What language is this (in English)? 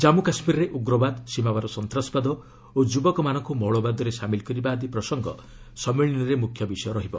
Odia